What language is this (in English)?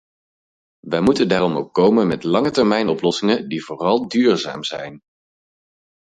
Dutch